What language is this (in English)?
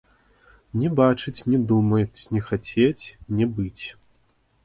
Belarusian